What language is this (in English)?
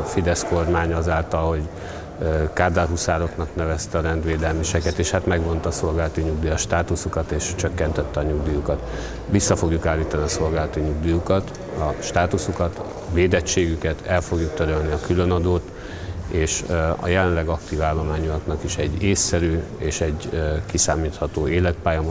Hungarian